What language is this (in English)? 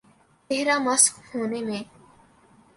Urdu